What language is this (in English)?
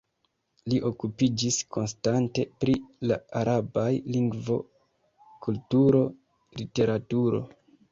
Esperanto